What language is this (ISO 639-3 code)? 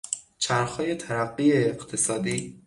fas